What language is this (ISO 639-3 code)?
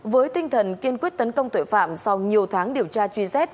vie